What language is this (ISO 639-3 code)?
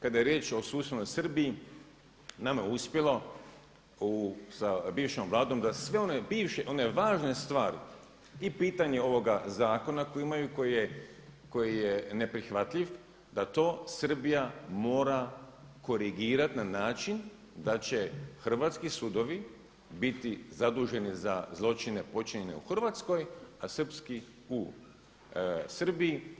hrv